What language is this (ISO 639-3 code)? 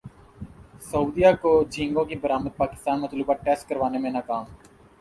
urd